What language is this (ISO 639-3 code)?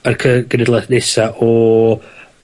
cym